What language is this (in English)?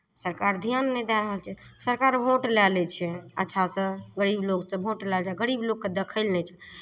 Maithili